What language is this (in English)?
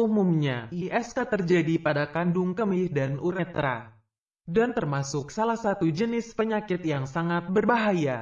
Indonesian